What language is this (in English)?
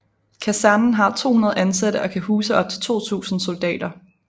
Danish